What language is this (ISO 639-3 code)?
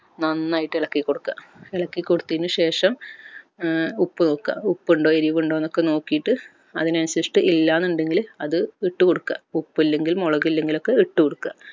mal